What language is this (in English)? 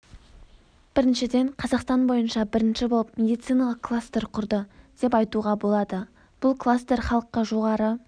Kazakh